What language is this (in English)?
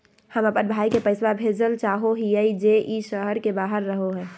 Magahi